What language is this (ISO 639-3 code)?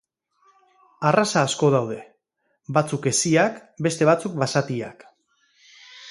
eus